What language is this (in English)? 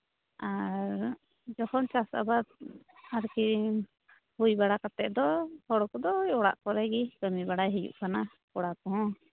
Santali